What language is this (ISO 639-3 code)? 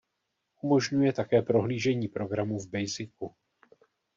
ces